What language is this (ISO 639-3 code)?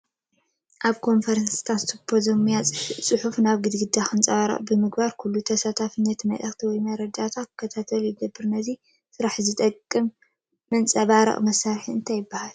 tir